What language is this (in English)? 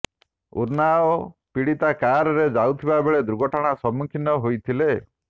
Odia